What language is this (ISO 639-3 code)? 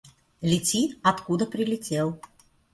rus